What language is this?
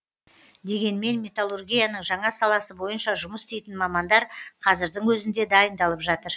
Kazakh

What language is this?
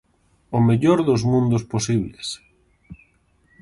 Galician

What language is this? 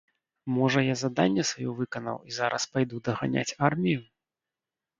Belarusian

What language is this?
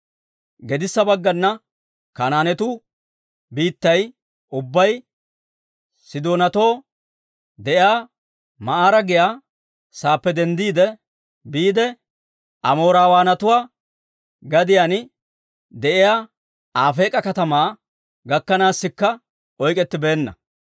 Dawro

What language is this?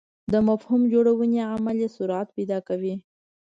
Pashto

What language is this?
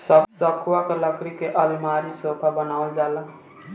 Bhojpuri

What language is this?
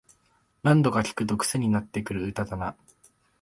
Japanese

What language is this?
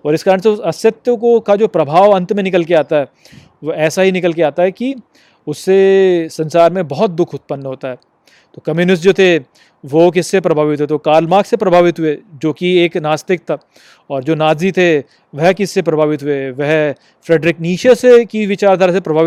Hindi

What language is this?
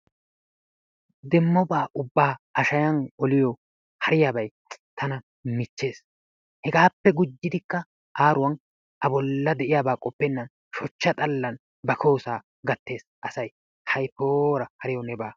Wolaytta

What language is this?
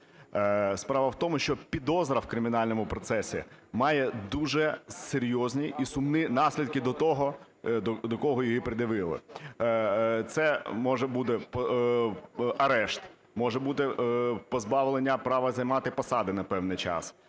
Ukrainian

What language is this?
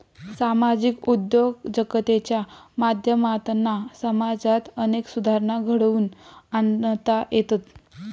Marathi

